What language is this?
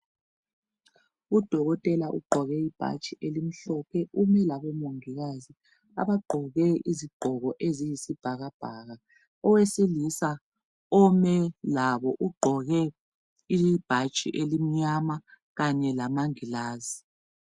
North Ndebele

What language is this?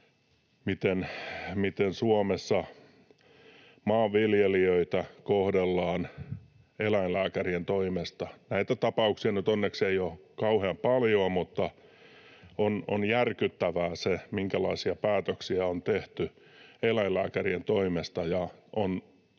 Finnish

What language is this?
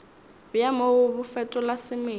Northern Sotho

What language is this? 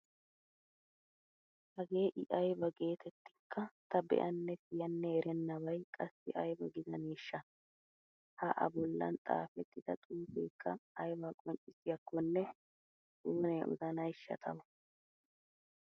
Wolaytta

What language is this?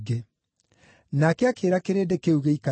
Kikuyu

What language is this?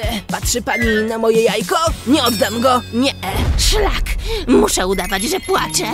Polish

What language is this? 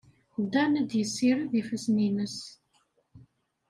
Kabyle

